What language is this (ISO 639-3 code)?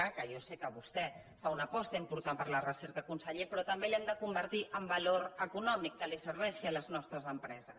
cat